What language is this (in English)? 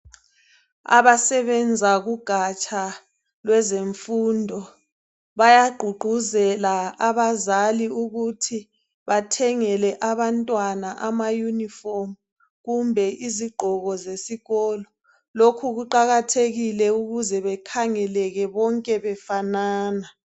North Ndebele